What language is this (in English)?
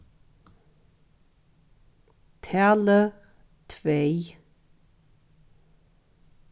Faroese